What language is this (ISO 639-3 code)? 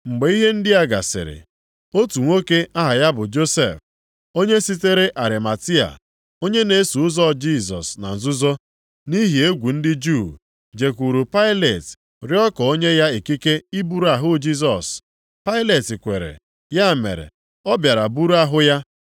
ibo